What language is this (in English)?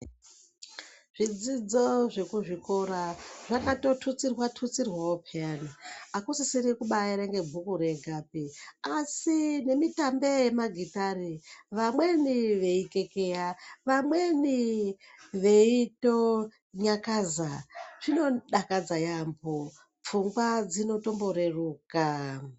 Ndau